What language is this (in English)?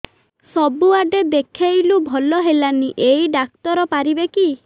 Odia